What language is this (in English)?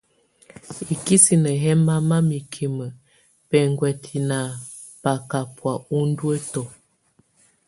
Tunen